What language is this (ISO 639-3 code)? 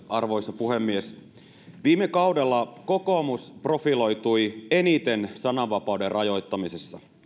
fin